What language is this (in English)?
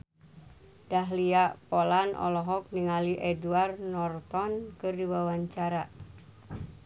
Sundanese